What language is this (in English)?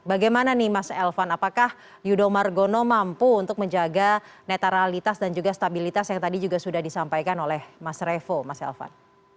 Indonesian